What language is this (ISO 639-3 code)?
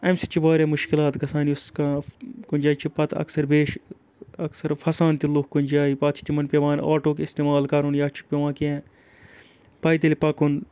kas